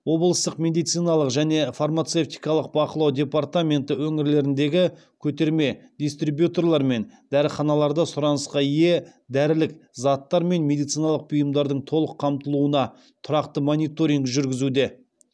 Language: Kazakh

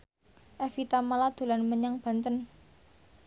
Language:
Javanese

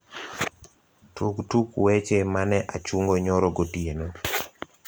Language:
Luo (Kenya and Tanzania)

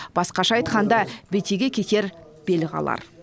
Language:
Kazakh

